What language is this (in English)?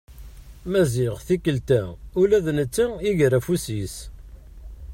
Kabyle